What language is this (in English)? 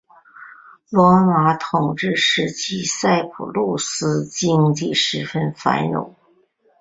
Chinese